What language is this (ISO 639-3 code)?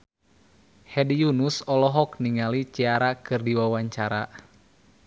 sun